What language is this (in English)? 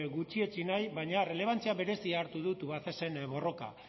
Basque